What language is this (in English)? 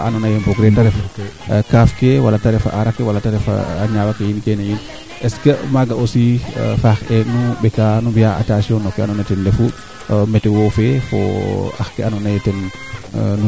Serer